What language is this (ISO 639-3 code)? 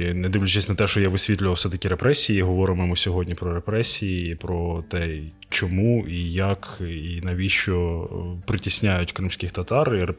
ukr